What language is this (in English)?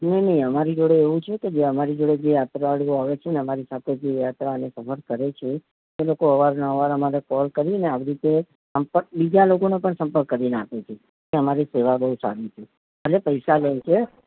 Gujarati